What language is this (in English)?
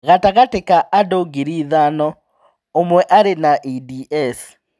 Kikuyu